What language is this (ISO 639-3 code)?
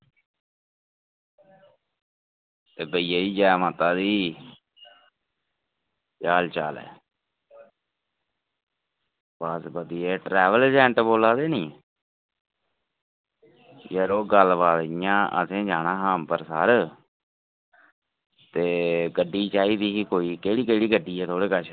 doi